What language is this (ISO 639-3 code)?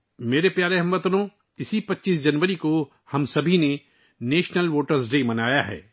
urd